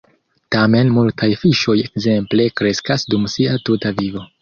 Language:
Esperanto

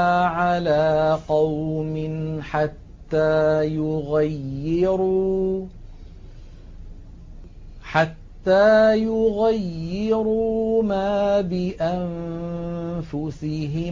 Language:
Arabic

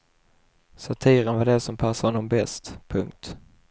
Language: Swedish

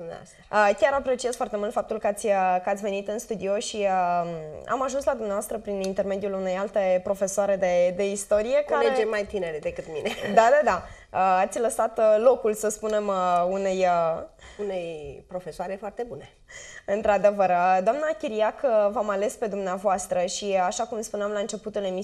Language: Romanian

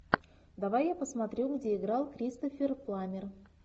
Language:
Russian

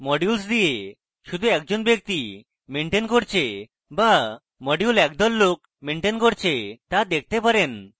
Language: Bangla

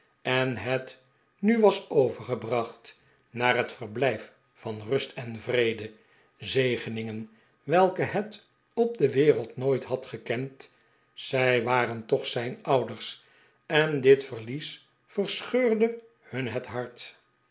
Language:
Dutch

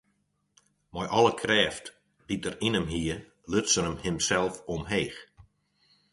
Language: Western Frisian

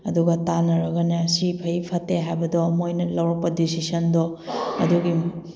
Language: Manipuri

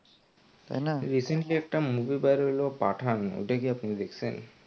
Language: Bangla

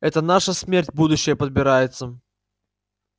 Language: Russian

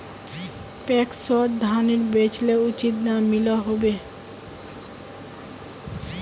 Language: Magahi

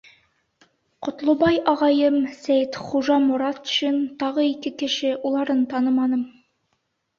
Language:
Bashkir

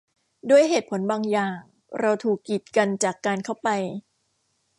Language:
Thai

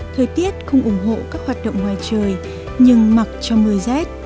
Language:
Vietnamese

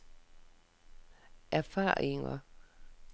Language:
Danish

